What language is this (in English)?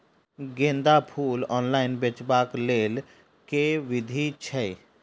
Maithili